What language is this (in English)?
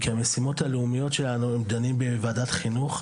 Hebrew